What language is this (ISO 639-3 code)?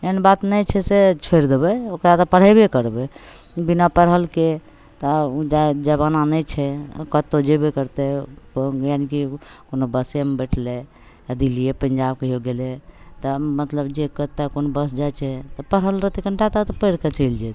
mai